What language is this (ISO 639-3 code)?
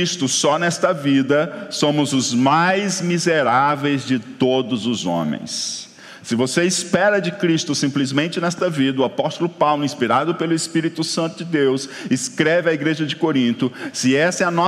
por